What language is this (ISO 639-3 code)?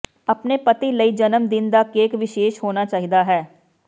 pan